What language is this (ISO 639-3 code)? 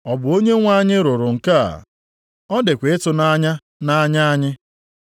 ibo